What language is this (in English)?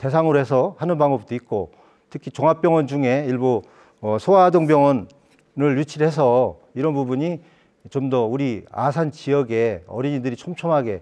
Korean